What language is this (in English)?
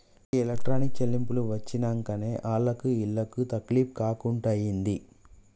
Telugu